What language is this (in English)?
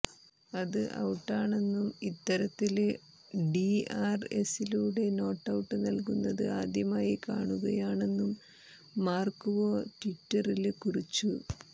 Malayalam